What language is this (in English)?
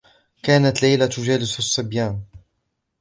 Arabic